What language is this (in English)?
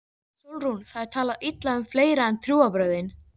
Icelandic